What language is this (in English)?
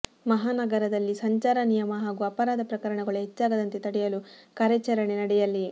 Kannada